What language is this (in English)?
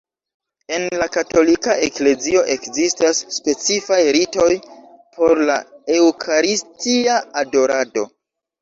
Esperanto